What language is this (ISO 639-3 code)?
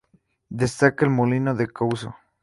spa